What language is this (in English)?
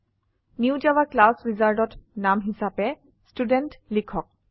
Assamese